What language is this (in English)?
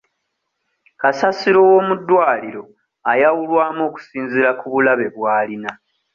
Ganda